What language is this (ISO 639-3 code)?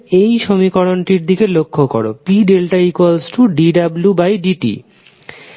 ben